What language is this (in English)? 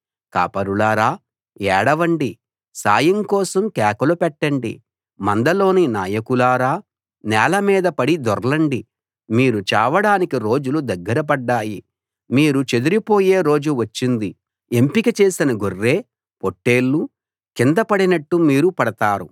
Telugu